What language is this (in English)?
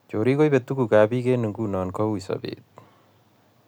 Kalenjin